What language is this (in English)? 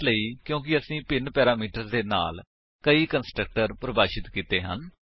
Punjabi